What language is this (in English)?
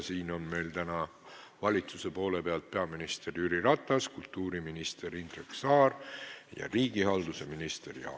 Estonian